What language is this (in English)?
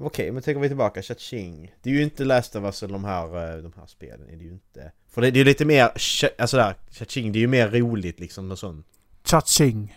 Swedish